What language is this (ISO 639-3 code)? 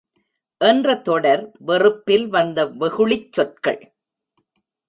tam